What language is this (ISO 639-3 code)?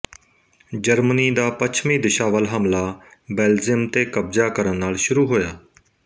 pan